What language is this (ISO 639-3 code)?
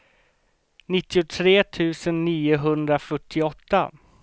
swe